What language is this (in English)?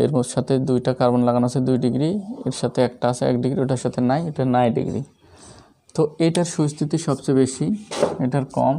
Hindi